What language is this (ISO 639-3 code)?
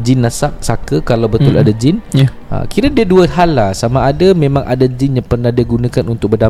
msa